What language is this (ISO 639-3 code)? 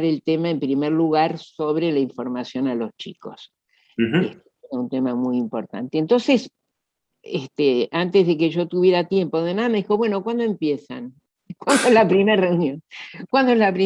spa